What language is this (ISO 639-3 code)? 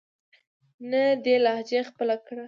pus